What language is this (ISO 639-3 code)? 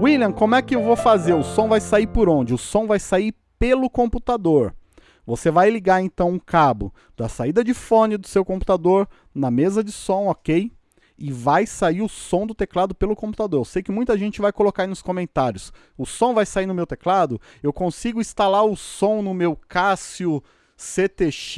por